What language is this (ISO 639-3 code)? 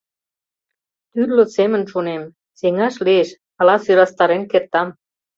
chm